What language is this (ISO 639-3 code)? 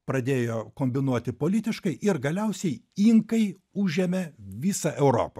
lit